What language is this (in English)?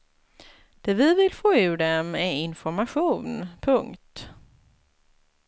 Swedish